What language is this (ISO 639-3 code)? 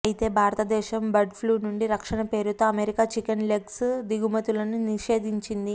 tel